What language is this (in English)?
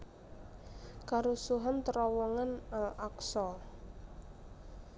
Javanese